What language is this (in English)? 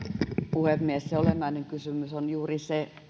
Finnish